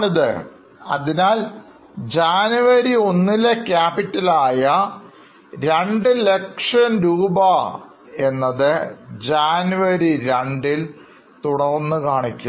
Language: Malayalam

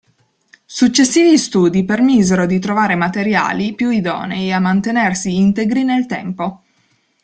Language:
Italian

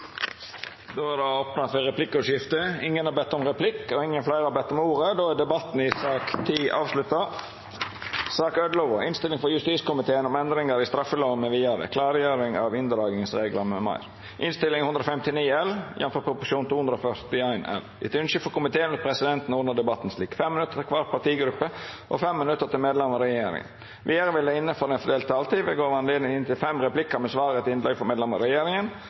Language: Norwegian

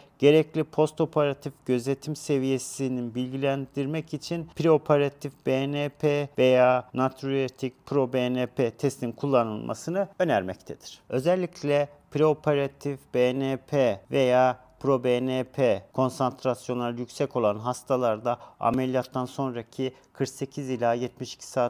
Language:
Turkish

